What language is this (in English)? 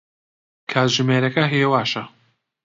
Central Kurdish